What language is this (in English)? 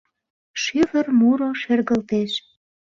Mari